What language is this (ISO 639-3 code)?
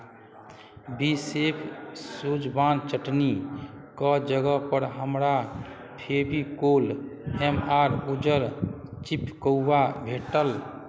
mai